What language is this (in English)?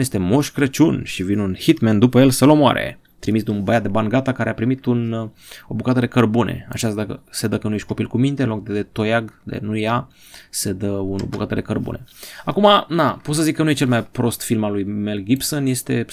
Romanian